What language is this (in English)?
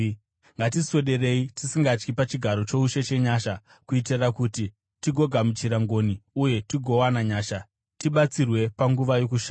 Shona